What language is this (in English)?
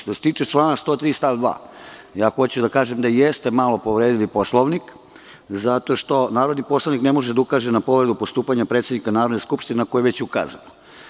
Serbian